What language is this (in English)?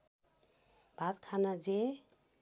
Nepali